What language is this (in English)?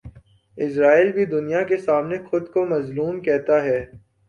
Urdu